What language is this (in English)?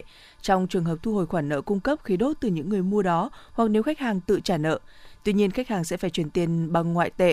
Vietnamese